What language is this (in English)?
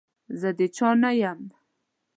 Pashto